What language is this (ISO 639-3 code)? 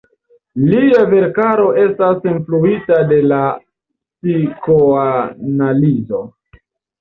epo